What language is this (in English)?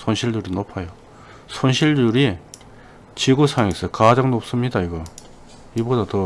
Korean